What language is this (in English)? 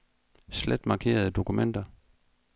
Danish